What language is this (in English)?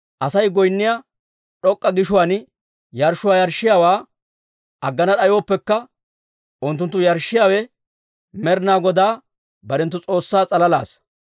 Dawro